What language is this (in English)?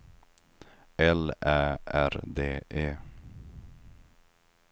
Swedish